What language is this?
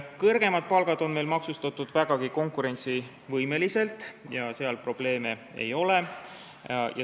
Estonian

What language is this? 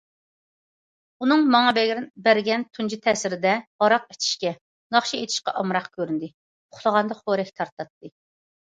Uyghur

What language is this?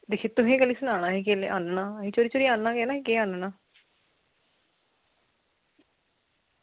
Dogri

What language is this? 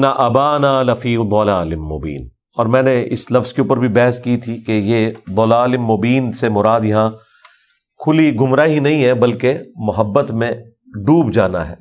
Urdu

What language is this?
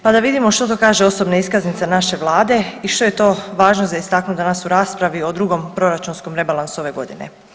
Croatian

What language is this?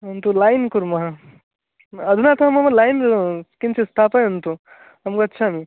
Sanskrit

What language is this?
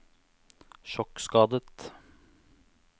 Norwegian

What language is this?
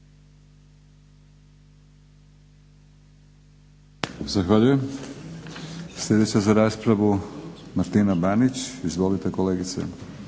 Croatian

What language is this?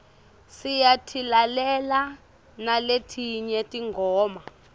Swati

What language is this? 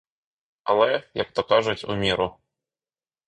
Ukrainian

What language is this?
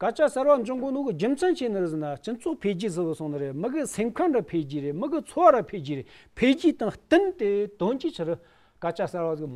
Romanian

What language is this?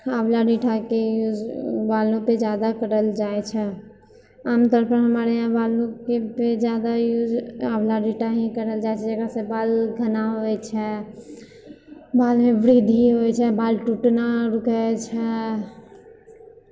Maithili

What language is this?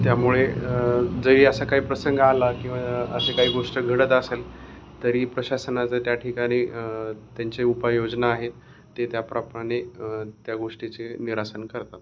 Marathi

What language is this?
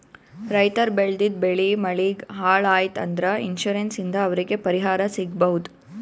Kannada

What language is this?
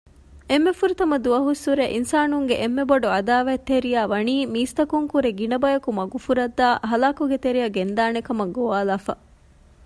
Divehi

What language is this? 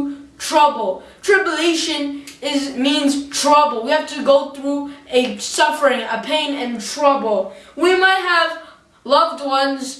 English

